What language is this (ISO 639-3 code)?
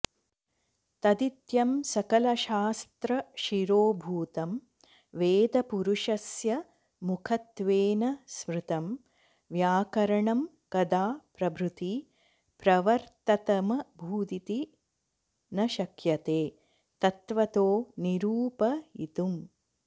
san